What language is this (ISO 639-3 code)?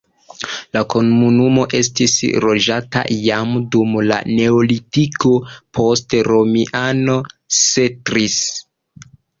epo